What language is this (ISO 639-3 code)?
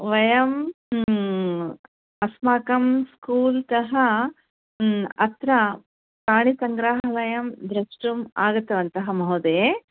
san